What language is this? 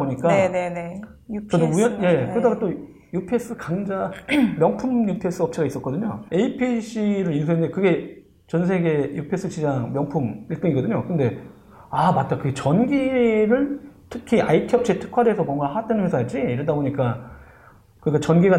Korean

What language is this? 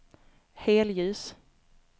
Swedish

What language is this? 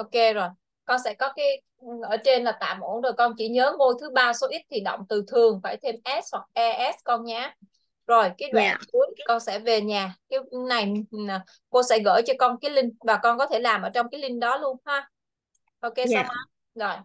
Vietnamese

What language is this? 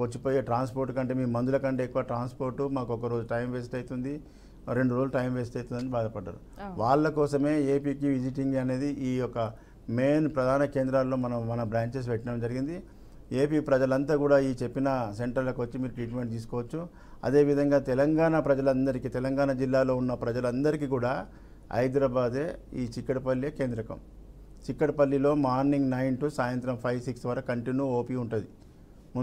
Telugu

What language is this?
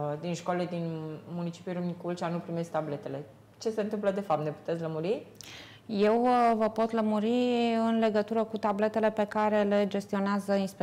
Romanian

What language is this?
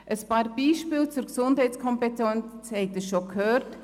Swiss German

